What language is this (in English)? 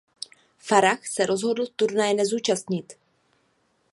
Czech